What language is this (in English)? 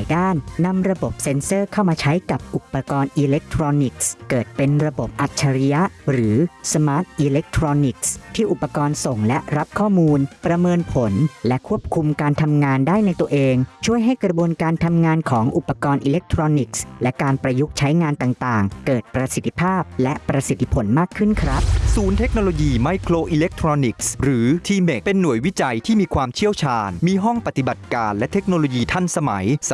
Thai